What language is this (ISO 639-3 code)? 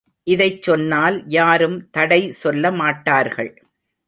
tam